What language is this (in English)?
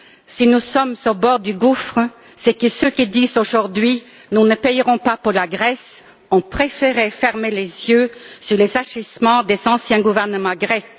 French